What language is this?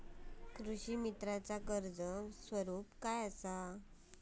Marathi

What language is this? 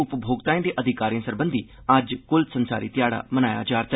Dogri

